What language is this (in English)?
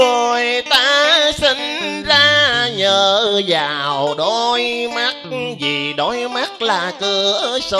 Vietnamese